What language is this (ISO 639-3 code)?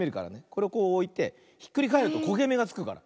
jpn